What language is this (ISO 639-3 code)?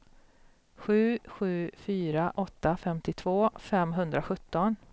swe